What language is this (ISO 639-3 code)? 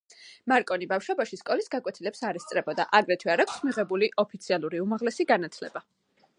kat